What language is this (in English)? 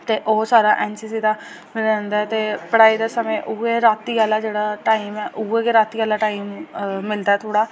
Dogri